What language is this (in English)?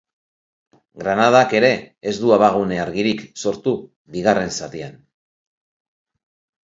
Basque